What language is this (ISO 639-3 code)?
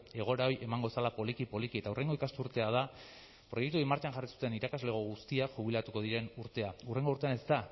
eus